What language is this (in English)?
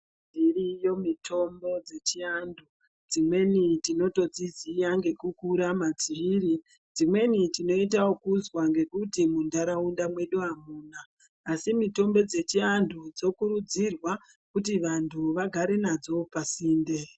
Ndau